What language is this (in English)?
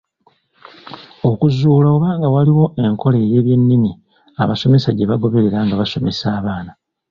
Ganda